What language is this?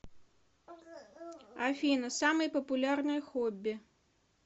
Russian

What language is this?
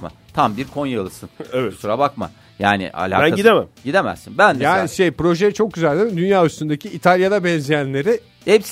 Turkish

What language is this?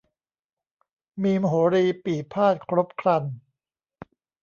Thai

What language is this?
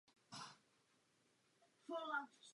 Czech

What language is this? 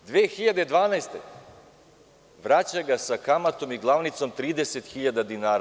Serbian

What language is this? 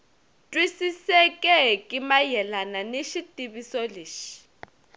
Tsonga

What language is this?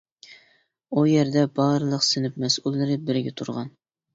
Uyghur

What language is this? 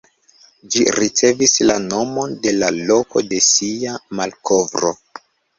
Esperanto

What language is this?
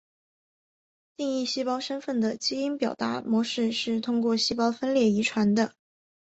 Chinese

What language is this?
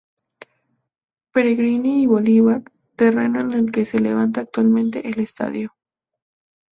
Spanish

